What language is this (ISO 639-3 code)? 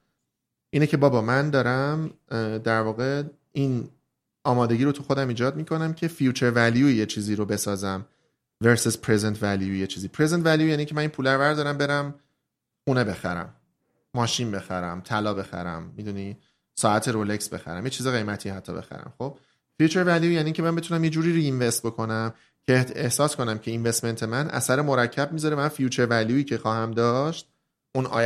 fas